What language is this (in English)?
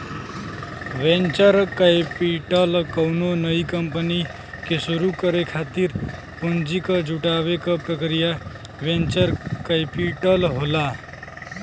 Bhojpuri